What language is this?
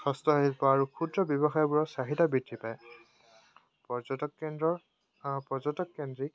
Assamese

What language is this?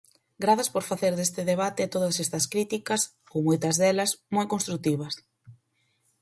Galician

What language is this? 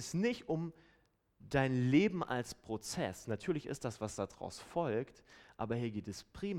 German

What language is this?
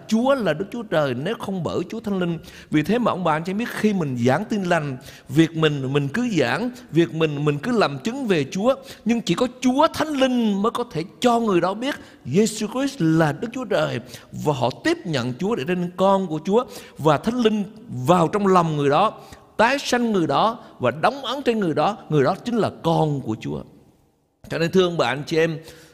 Vietnamese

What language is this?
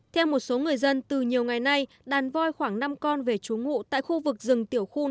Vietnamese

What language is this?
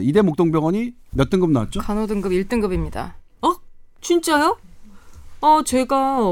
Korean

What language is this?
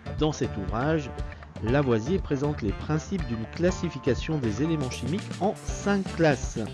French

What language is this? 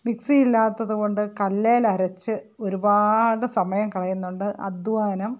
Malayalam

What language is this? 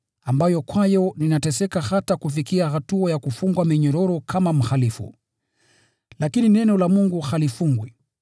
Swahili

